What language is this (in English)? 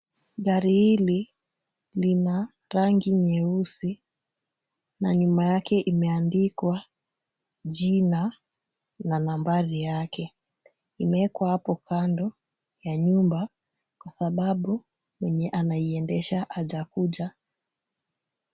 Swahili